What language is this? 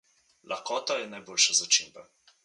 Slovenian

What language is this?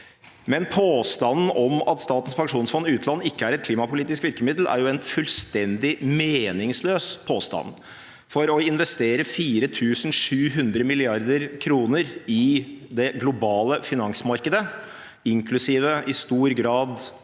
Norwegian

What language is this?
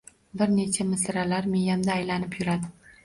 Uzbek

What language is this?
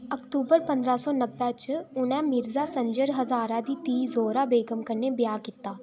Dogri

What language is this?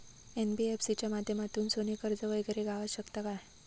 Marathi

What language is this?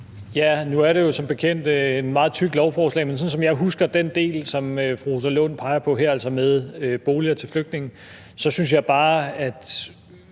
Danish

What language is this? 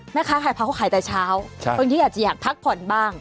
Thai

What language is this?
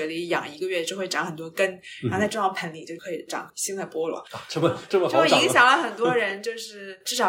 Chinese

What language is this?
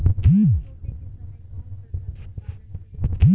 Bhojpuri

